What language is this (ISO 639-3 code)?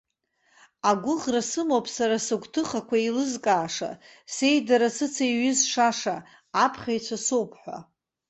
abk